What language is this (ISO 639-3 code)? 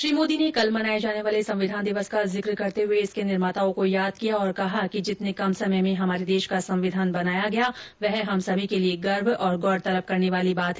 hin